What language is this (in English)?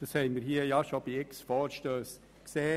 Swiss German